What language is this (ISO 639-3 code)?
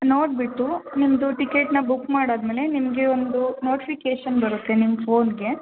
kan